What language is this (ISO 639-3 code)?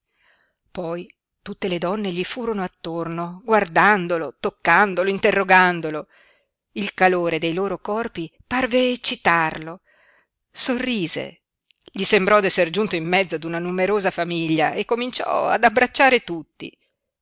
ita